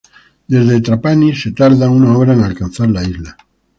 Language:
Spanish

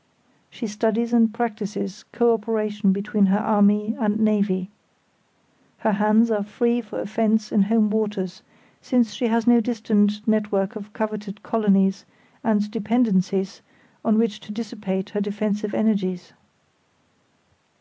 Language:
English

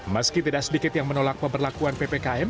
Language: Indonesian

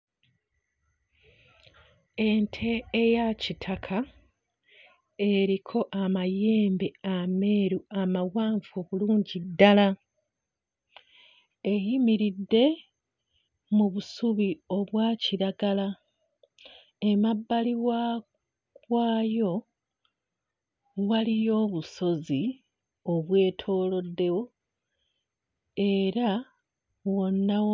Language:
Ganda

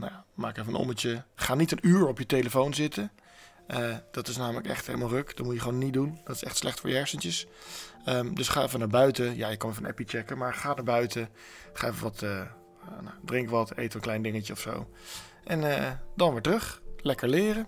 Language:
Dutch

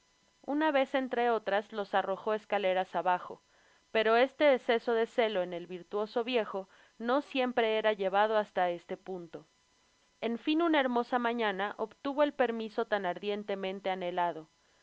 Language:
Spanish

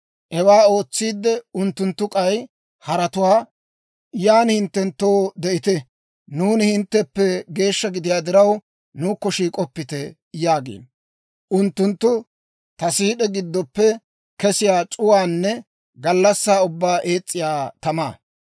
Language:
Dawro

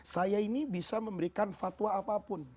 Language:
Indonesian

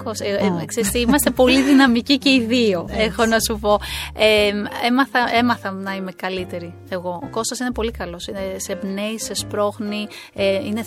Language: Greek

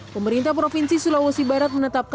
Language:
Indonesian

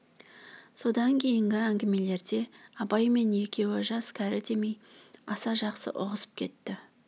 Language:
Kazakh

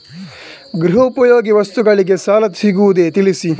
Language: Kannada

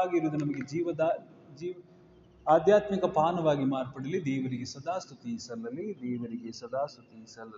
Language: Kannada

